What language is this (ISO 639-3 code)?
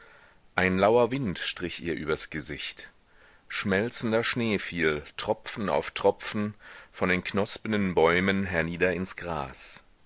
deu